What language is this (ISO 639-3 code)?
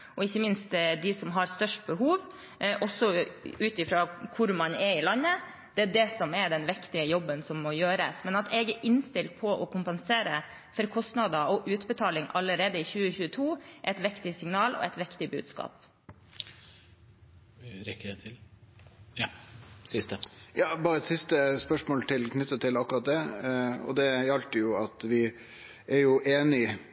nor